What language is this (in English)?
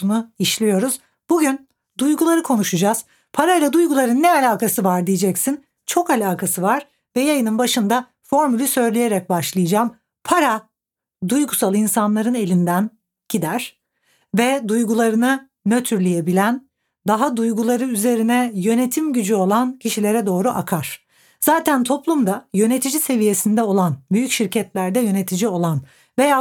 Turkish